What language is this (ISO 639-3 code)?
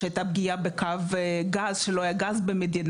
heb